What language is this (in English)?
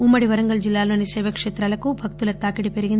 Telugu